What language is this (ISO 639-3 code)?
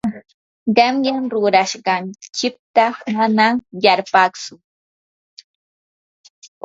qur